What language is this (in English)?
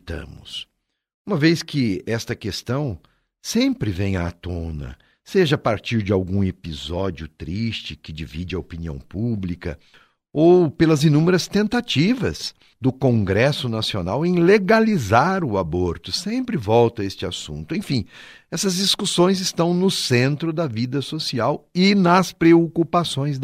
Portuguese